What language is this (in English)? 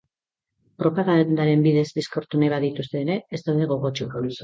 Basque